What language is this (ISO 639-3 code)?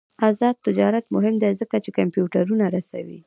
pus